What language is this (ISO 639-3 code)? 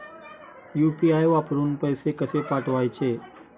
mar